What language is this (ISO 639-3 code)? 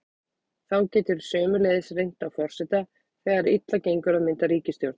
isl